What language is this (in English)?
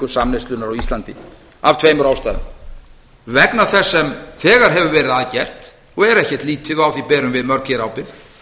Icelandic